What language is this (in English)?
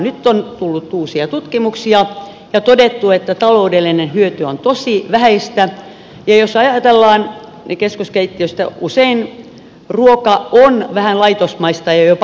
Finnish